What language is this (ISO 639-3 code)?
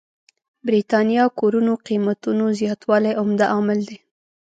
pus